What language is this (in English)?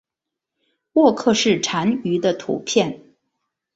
Chinese